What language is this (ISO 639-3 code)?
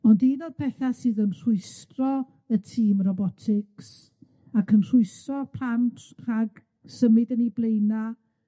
cym